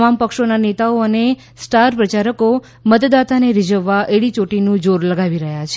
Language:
Gujarati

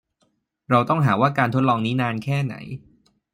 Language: Thai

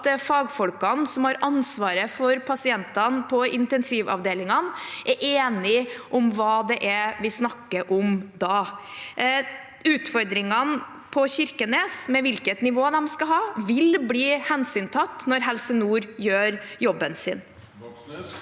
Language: Norwegian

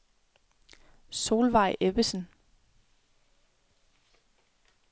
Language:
Danish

